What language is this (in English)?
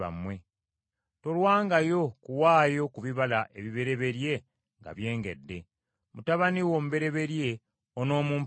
Ganda